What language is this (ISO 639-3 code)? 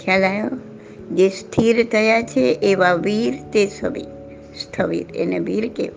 guj